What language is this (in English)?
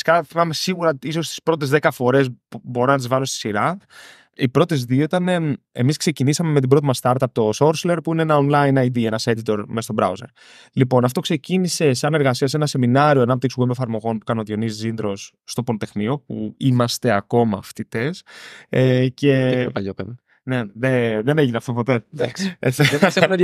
Greek